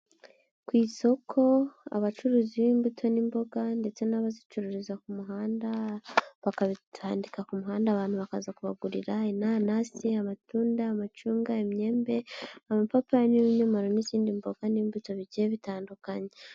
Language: Kinyarwanda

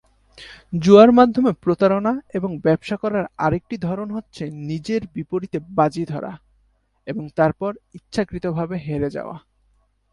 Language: Bangla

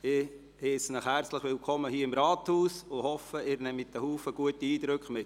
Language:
Swiss German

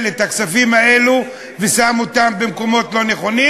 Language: Hebrew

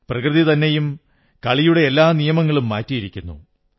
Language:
Malayalam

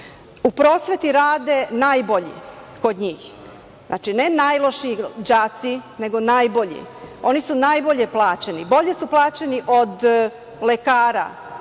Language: Serbian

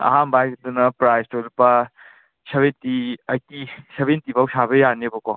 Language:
Manipuri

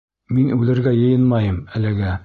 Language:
Bashkir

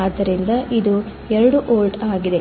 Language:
Kannada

